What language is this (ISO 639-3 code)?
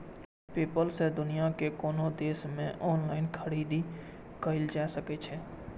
mai